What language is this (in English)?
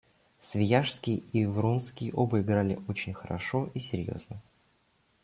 Russian